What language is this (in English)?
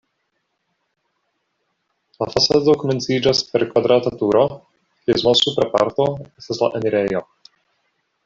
Esperanto